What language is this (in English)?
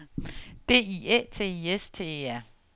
Danish